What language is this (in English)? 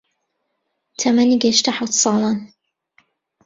Central Kurdish